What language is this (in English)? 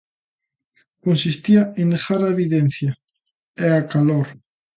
Galician